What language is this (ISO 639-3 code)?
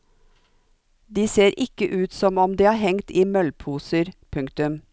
nor